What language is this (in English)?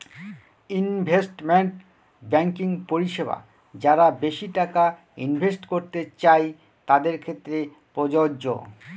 Bangla